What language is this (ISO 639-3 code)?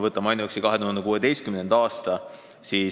est